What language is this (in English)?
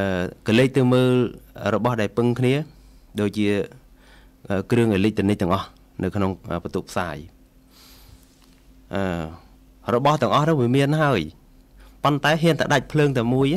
Thai